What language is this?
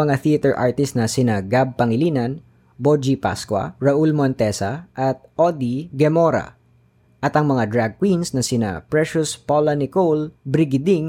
Filipino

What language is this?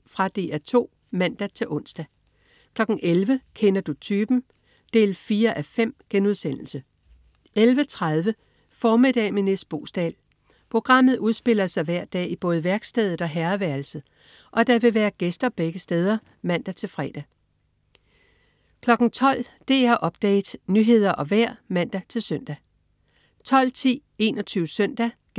Danish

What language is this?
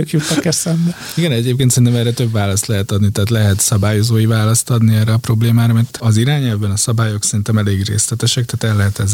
Hungarian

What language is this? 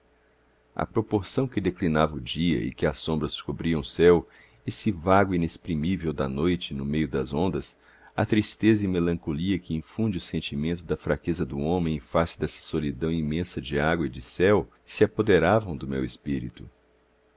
Portuguese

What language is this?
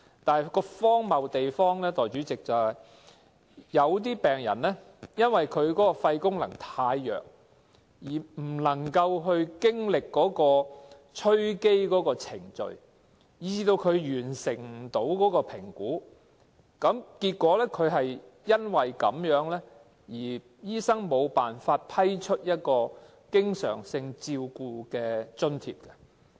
Cantonese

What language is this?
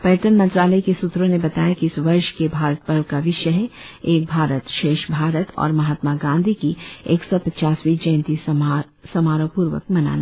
Hindi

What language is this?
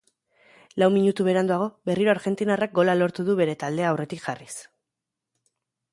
Basque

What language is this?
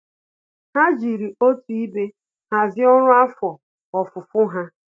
Igbo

